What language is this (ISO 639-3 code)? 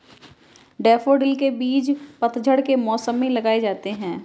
hin